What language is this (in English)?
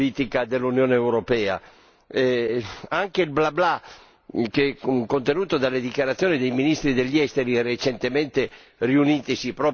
Italian